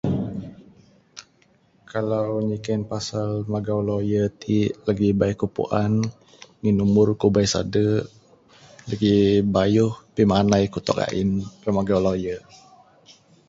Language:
Bukar-Sadung Bidayuh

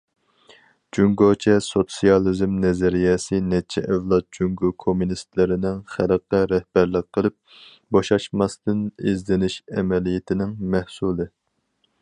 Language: Uyghur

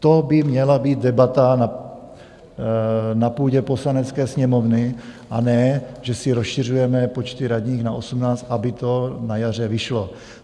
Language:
Czech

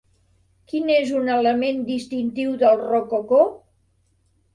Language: Catalan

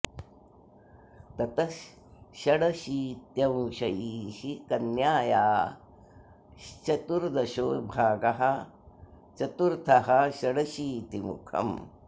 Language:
Sanskrit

